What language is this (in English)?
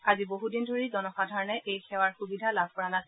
Assamese